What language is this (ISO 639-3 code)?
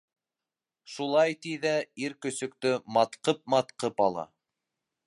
bak